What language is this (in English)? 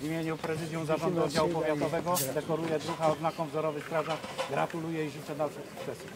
Polish